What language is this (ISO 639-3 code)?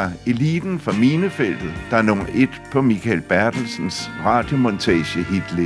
dan